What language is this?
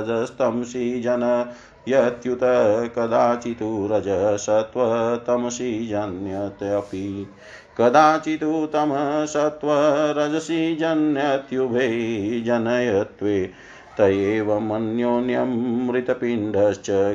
Hindi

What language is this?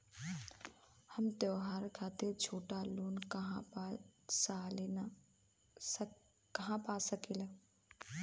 Bhojpuri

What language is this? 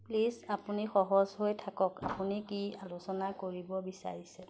Assamese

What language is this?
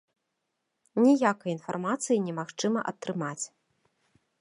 Belarusian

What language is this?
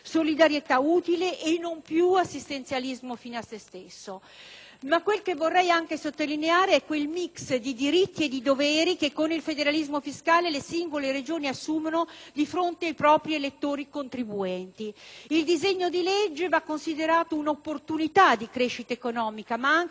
Italian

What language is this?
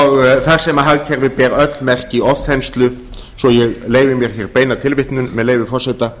Icelandic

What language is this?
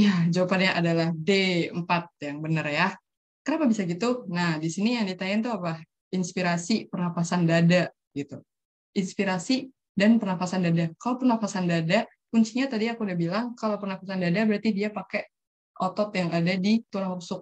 Indonesian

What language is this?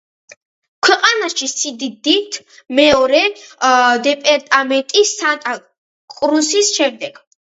Georgian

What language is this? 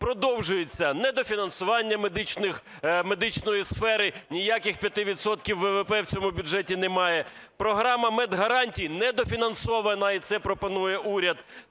Ukrainian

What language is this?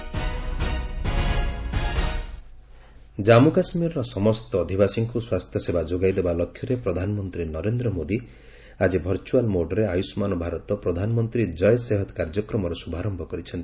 Odia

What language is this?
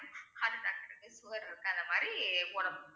Tamil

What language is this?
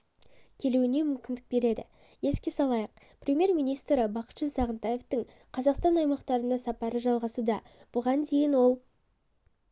Kazakh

